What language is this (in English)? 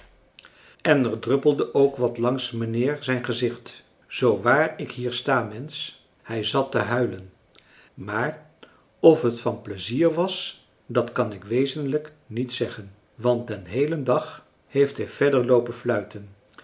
Dutch